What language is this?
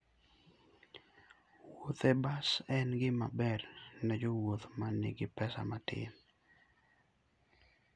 Luo (Kenya and Tanzania)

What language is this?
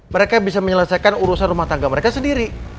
Indonesian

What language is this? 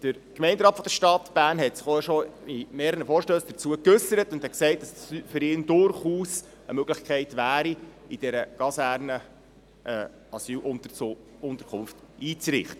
Swiss German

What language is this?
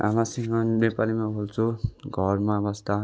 Nepali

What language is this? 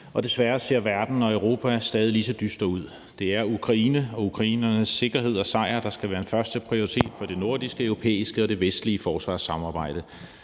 Danish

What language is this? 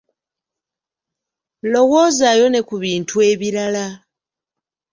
Ganda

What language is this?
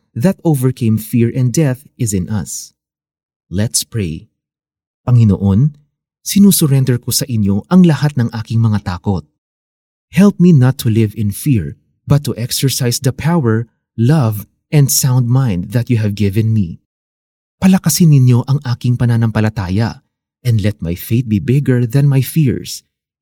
Filipino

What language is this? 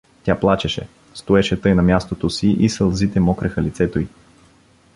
Bulgarian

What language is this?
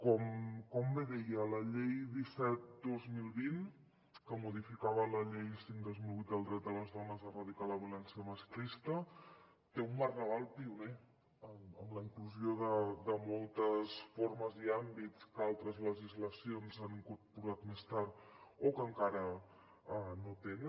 Catalan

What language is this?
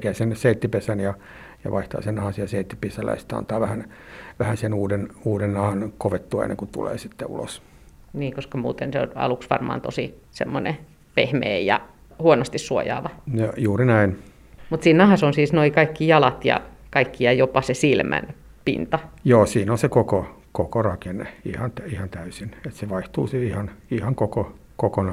Finnish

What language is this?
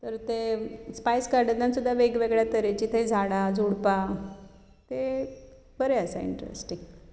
Konkani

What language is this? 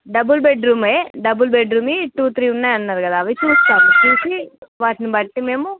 Telugu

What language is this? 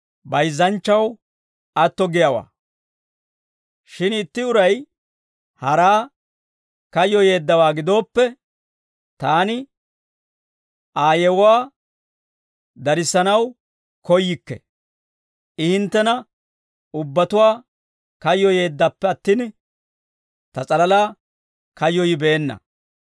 Dawro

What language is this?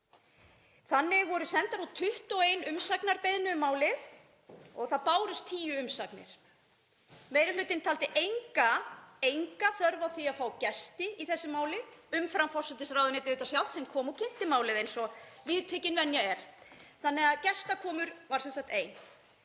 Icelandic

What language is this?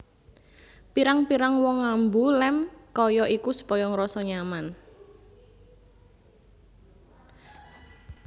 Javanese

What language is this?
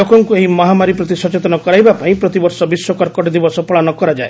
Odia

